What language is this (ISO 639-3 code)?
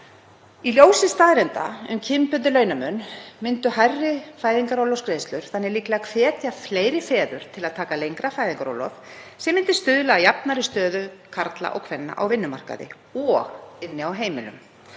isl